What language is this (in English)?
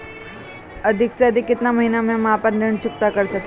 Bhojpuri